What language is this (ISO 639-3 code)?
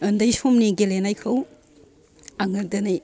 brx